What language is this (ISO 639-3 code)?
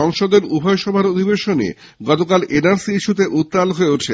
ben